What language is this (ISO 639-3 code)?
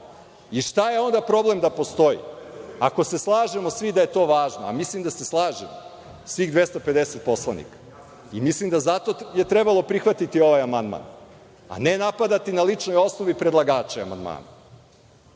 srp